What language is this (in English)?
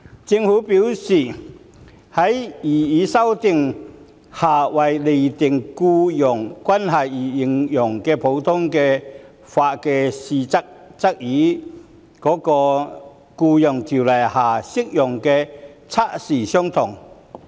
Cantonese